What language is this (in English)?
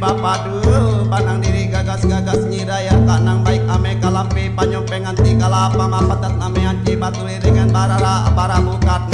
Indonesian